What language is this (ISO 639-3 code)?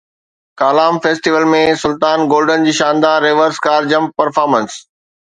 snd